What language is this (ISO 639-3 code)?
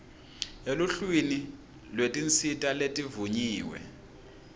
ssw